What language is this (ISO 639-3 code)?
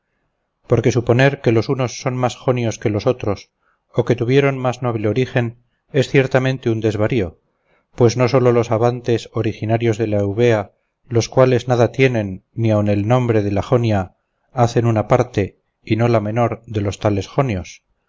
spa